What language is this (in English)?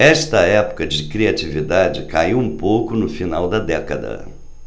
Portuguese